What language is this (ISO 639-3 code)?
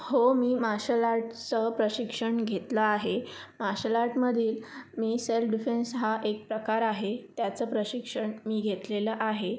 mar